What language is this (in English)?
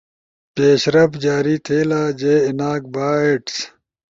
Ushojo